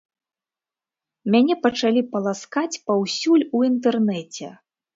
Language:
Belarusian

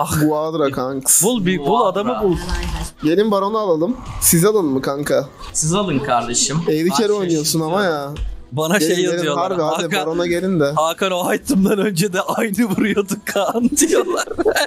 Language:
Turkish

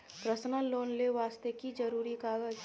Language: Maithili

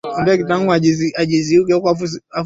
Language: Swahili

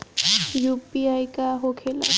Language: Bhojpuri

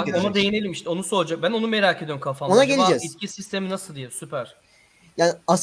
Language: Turkish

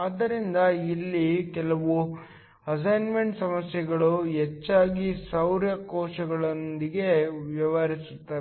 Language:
Kannada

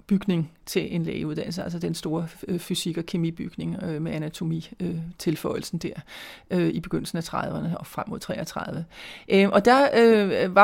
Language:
Danish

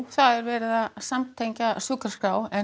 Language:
Icelandic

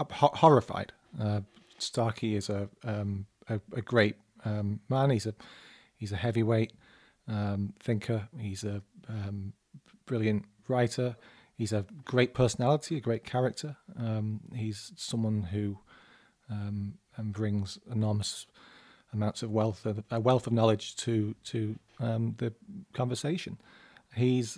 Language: English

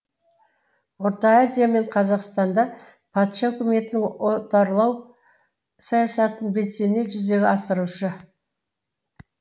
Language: Kazakh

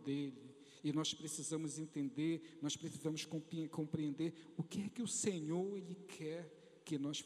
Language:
Portuguese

